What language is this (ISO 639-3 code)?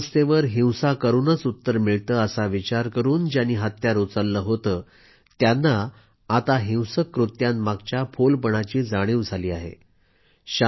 mar